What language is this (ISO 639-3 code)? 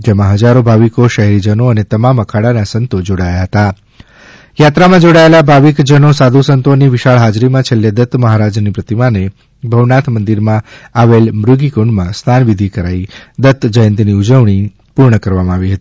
guj